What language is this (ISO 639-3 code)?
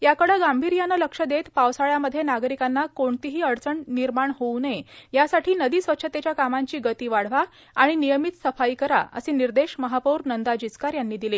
mar